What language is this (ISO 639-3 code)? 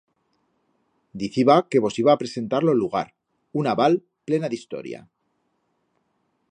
arg